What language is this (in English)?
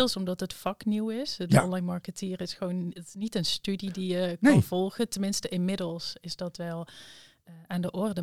Dutch